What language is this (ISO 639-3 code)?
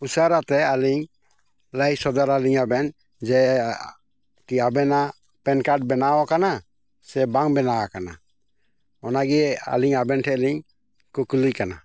sat